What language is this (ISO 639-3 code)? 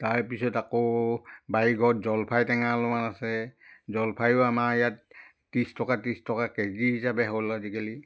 asm